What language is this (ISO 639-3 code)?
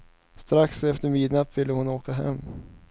swe